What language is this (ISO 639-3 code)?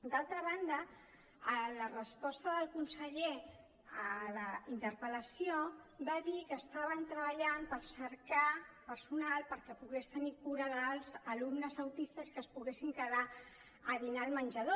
cat